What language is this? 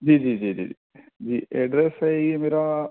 Urdu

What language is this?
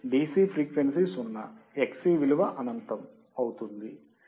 Telugu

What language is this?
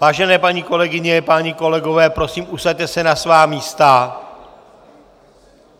Czech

